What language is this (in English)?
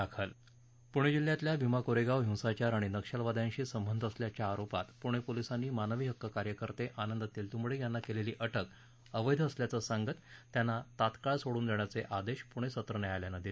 Marathi